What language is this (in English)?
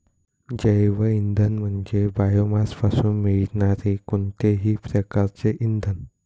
Marathi